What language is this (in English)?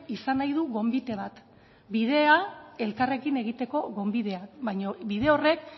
Basque